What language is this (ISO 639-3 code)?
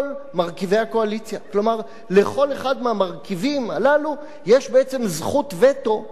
heb